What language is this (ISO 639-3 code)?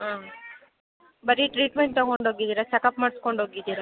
kan